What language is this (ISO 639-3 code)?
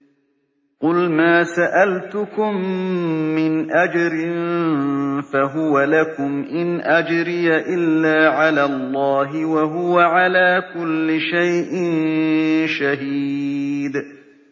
ara